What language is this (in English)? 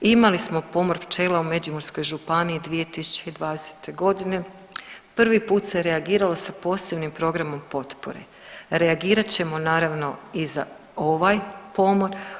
Croatian